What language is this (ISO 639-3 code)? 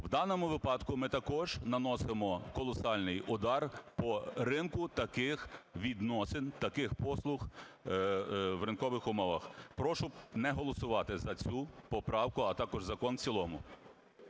ukr